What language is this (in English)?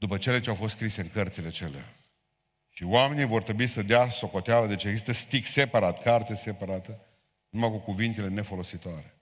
Romanian